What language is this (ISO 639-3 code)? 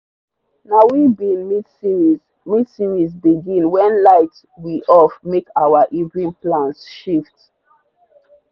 pcm